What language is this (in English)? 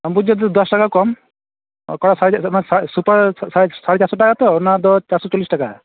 Santali